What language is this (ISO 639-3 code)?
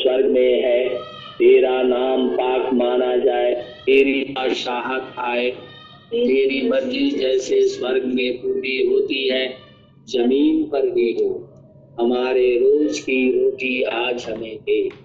hin